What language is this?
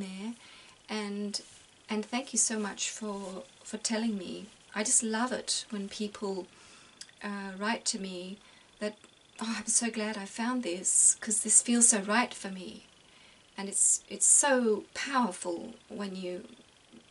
English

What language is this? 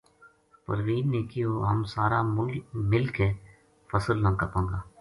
Gujari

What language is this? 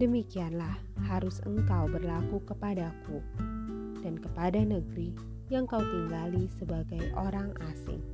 Indonesian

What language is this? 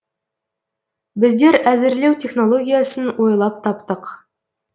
Kazakh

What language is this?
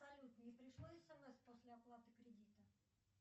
Russian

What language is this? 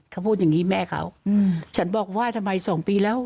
Thai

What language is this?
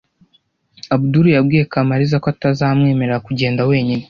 Kinyarwanda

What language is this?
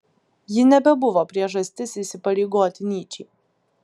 Lithuanian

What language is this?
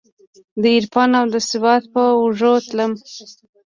Pashto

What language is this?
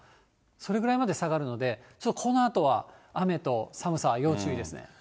Japanese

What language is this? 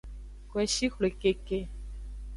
Aja (Benin)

